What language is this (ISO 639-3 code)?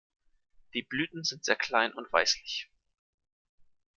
deu